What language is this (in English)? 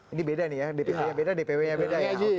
Indonesian